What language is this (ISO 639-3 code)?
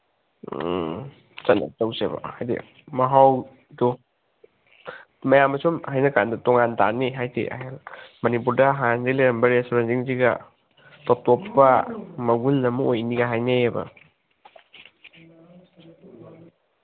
mni